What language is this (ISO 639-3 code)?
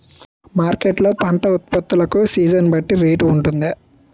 tel